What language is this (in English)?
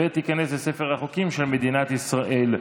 Hebrew